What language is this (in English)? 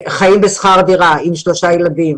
Hebrew